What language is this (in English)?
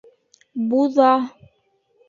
Bashkir